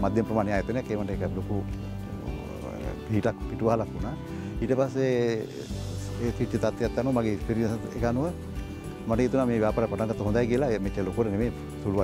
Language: Indonesian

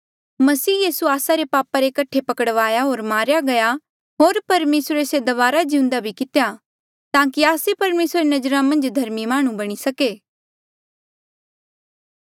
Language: Mandeali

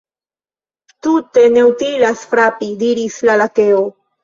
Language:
Esperanto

